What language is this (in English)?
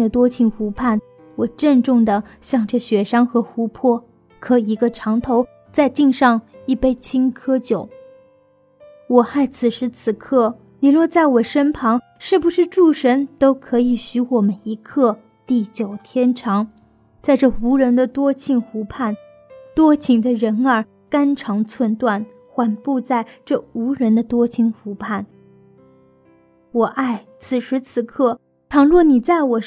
Chinese